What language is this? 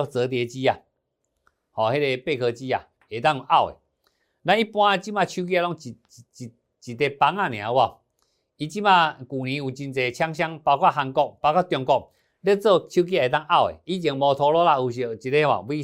Chinese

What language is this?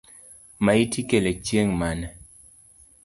Luo (Kenya and Tanzania)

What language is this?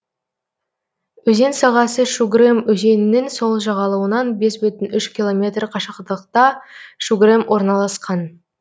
Kazakh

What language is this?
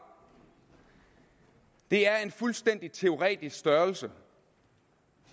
Danish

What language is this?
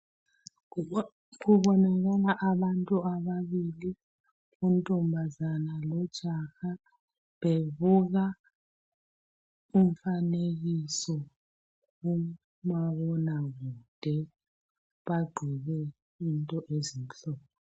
North Ndebele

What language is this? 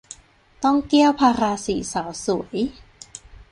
Thai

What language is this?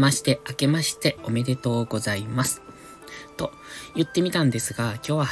Japanese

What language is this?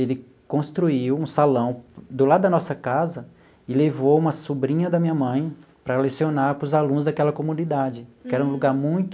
Portuguese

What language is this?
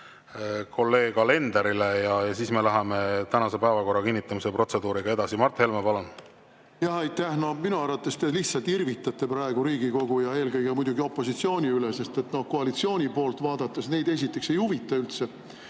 Estonian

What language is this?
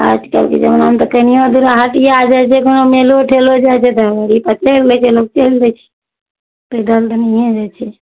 Maithili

